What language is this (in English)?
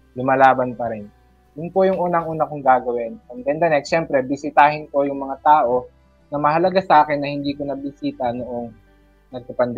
Filipino